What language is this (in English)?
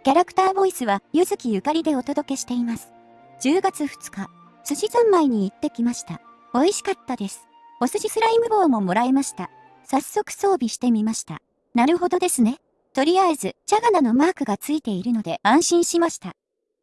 Japanese